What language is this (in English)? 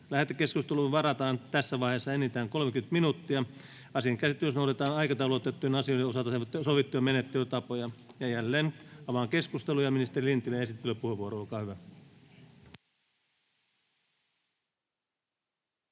Finnish